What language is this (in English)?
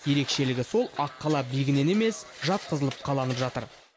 Kazakh